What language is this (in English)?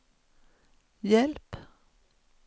Swedish